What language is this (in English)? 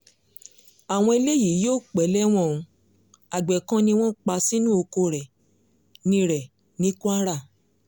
Yoruba